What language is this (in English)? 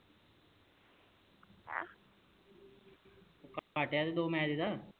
Punjabi